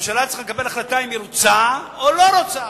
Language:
Hebrew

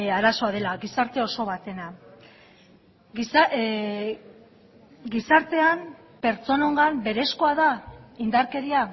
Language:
Basque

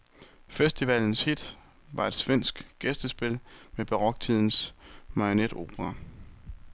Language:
Danish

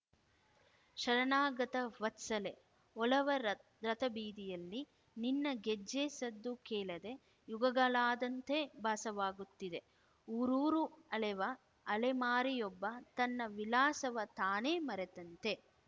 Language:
Kannada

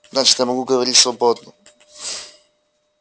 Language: Russian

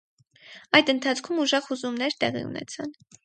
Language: Armenian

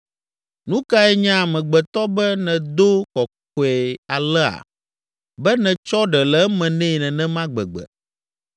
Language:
Ewe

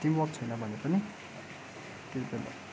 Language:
Nepali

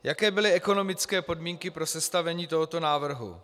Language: Czech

